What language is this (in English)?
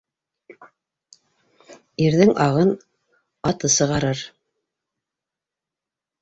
Bashkir